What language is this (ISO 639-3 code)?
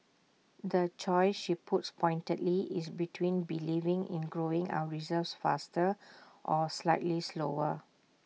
eng